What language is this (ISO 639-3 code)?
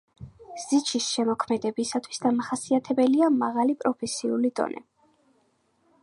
kat